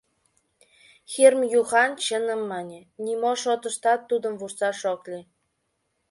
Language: Mari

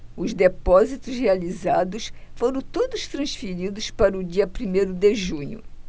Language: Portuguese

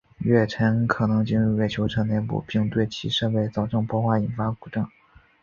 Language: Chinese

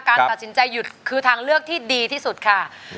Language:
Thai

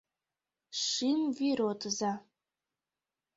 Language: Mari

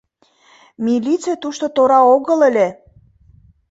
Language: Mari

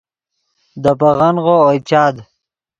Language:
Yidgha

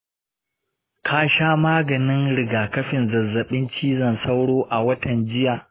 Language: Hausa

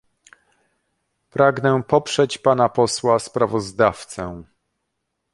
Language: Polish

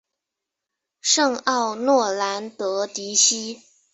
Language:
Chinese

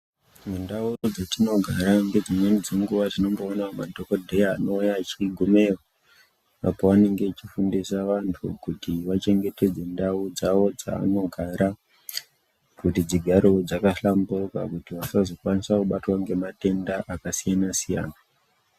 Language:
Ndau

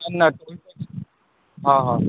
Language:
Sindhi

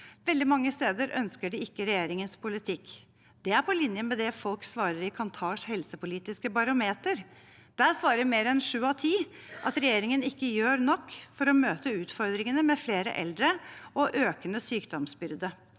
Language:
Norwegian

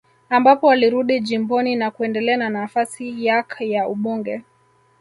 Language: Swahili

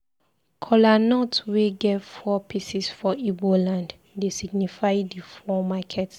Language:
Nigerian Pidgin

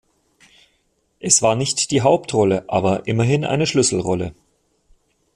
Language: German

